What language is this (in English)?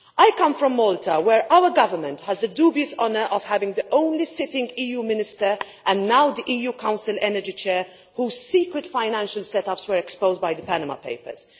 English